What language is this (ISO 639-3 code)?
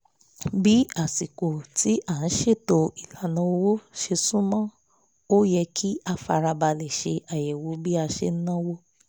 yor